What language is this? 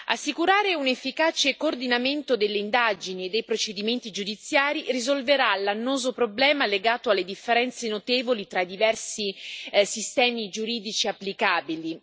Italian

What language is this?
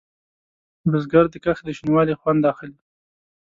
Pashto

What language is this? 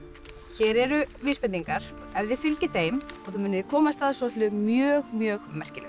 Icelandic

